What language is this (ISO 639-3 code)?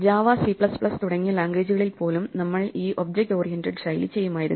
mal